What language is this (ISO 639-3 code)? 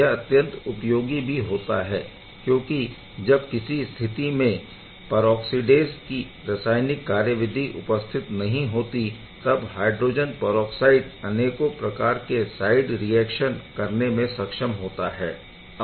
hin